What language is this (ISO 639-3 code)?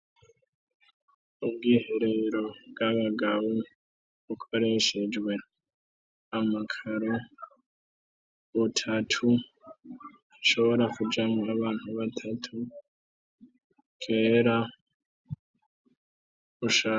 run